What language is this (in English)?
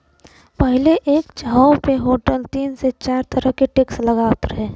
Bhojpuri